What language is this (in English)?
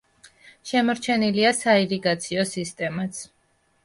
Georgian